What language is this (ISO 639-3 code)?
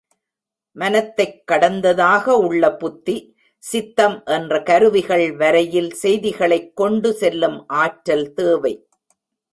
tam